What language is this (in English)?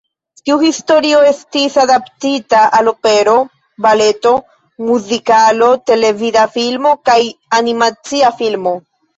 Esperanto